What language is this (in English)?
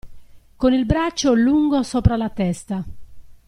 Italian